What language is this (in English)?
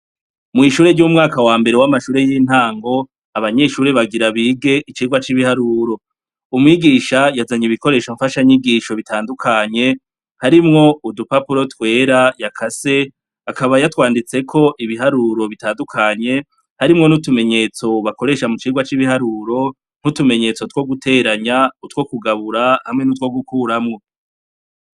Rundi